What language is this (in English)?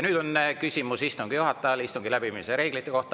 Estonian